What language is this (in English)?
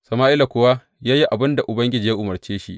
Hausa